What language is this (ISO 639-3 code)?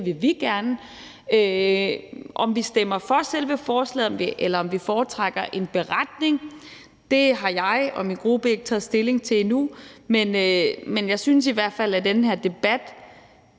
dan